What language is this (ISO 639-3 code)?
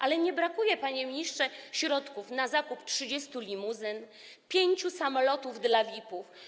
pol